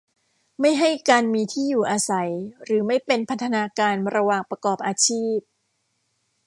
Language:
Thai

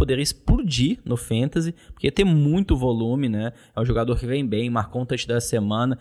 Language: Portuguese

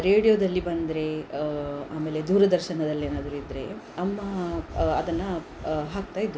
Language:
Kannada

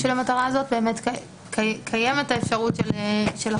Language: Hebrew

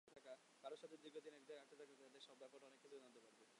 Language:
Bangla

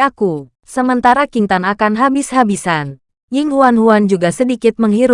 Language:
Indonesian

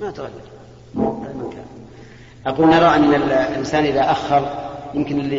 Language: Arabic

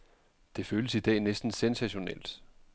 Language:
Danish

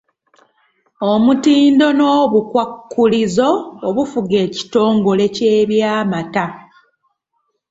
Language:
Ganda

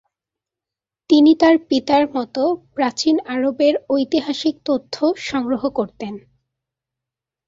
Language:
Bangla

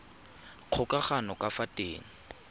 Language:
Tswana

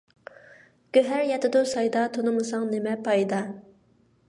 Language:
Uyghur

